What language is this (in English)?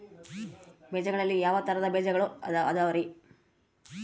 Kannada